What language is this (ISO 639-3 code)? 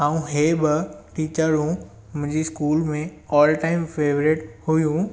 snd